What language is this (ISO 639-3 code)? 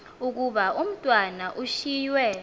xho